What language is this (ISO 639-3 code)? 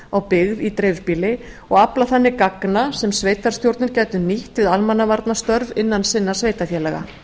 isl